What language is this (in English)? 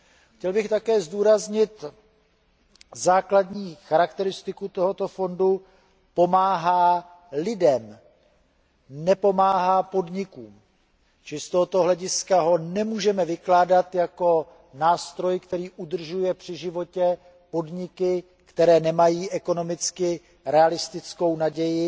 Czech